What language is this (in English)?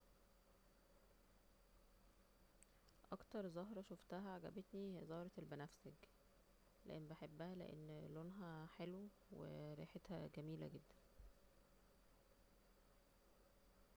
Egyptian Arabic